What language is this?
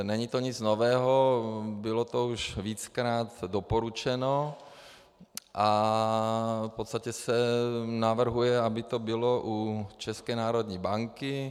Czech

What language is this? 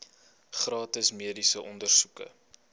Afrikaans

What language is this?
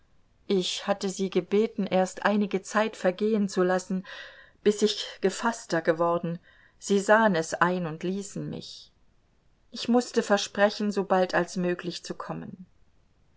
German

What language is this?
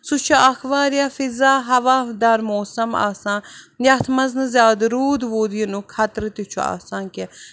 Kashmiri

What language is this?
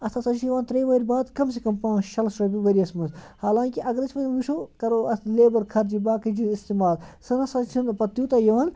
Kashmiri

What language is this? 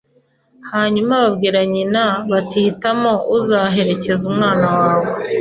Kinyarwanda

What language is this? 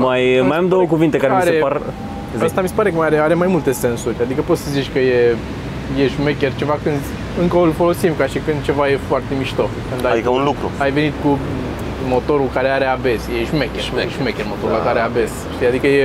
Romanian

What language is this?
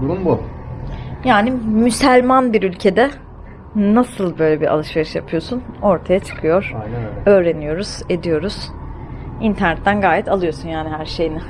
Turkish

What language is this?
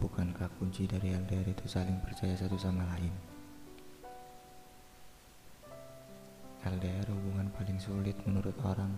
Indonesian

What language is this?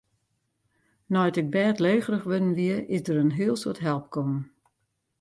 Western Frisian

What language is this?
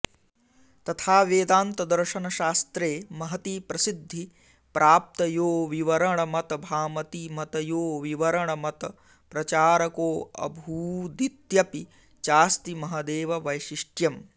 Sanskrit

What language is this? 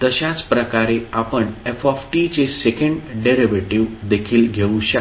Marathi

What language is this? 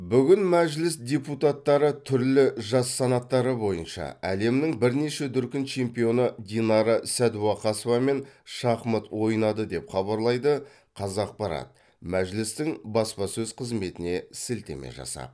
Kazakh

